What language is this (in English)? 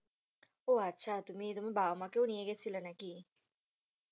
Bangla